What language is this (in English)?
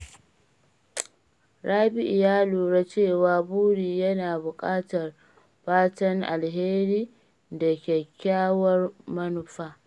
Hausa